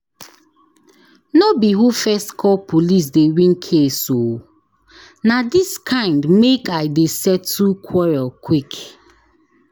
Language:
Nigerian Pidgin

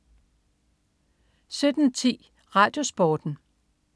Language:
Danish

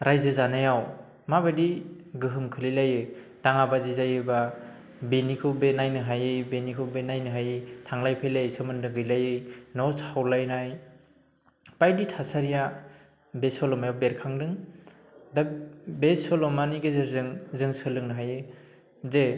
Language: Bodo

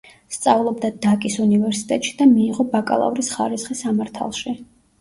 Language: Georgian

